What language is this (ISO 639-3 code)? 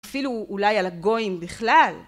heb